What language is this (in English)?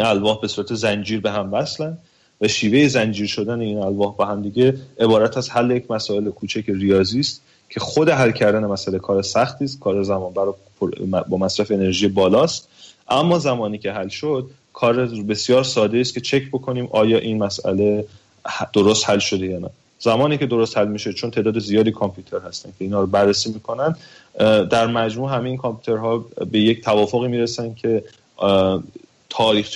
Persian